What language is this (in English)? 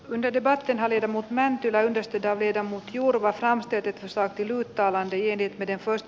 Finnish